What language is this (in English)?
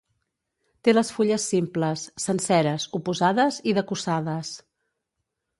Catalan